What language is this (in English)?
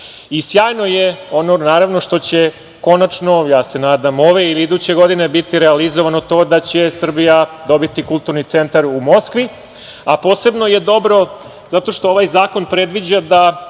Serbian